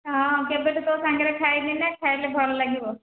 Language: Odia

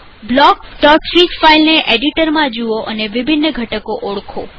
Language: Gujarati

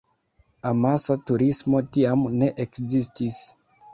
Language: Esperanto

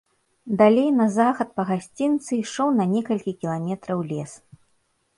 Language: Belarusian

